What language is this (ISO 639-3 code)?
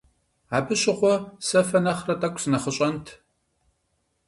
kbd